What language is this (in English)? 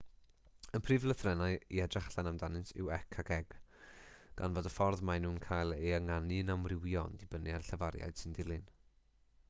Welsh